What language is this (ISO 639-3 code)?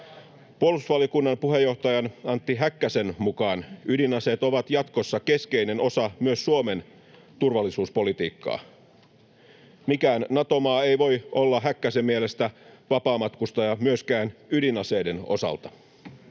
fin